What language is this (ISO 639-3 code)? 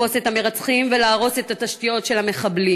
heb